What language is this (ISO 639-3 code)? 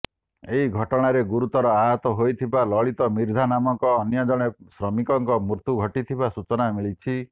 ori